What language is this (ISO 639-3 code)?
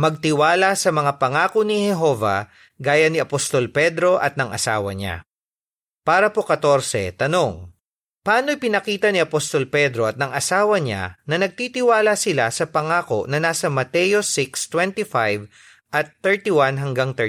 fil